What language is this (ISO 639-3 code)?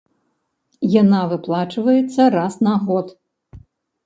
bel